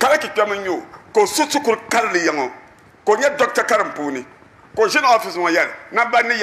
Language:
Arabic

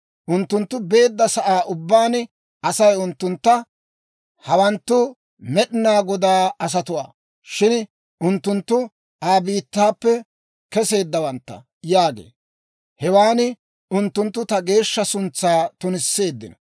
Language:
Dawro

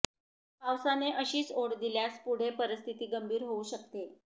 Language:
Marathi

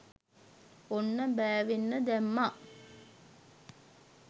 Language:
Sinhala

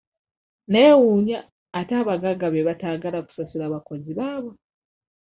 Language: Ganda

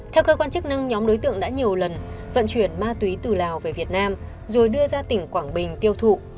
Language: Vietnamese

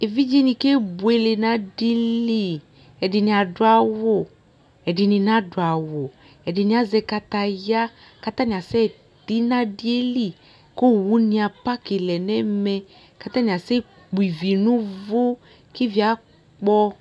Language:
Ikposo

